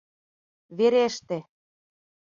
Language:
Mari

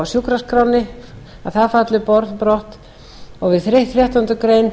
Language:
Icelandic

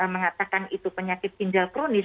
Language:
Indonesian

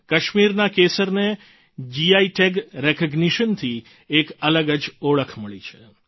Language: Gujarati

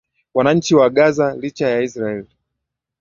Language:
Swahili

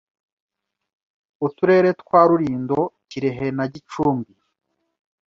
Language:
Kinyarwanda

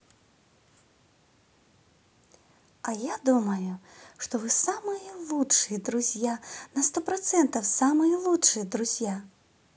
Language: Russian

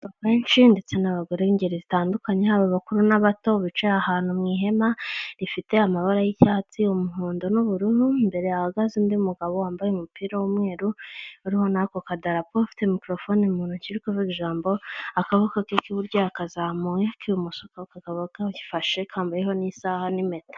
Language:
Kinyarwanda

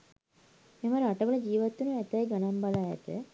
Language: Sinhala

